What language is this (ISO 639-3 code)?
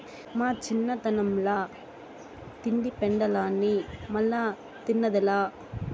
tel